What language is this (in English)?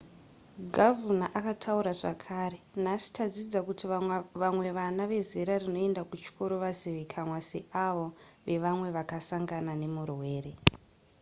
Shona